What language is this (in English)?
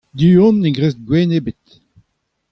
Breton